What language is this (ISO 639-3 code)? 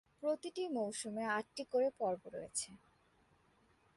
ben